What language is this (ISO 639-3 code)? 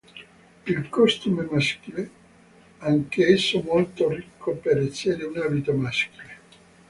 ita